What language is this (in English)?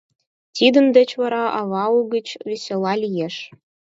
Mari